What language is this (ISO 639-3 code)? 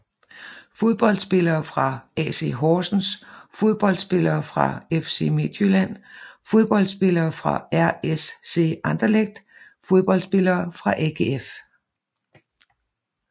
dan